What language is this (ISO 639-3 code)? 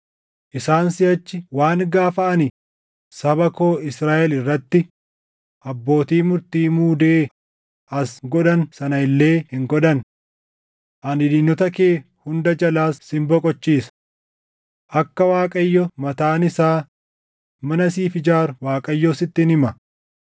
orm